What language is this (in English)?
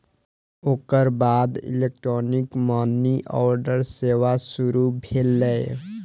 Maithili